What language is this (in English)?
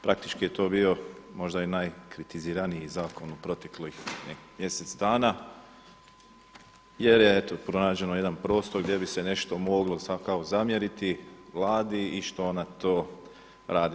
Croatian